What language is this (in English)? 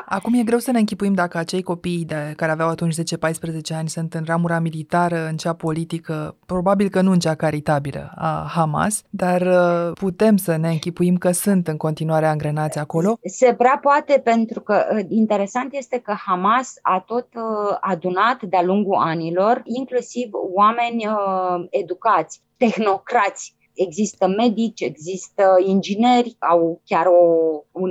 Romanian